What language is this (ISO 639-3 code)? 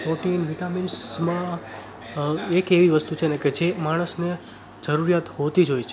guj